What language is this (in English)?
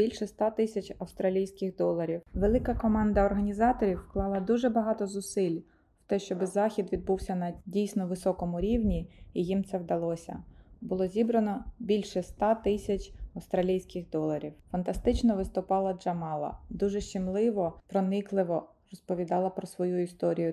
Ukrainian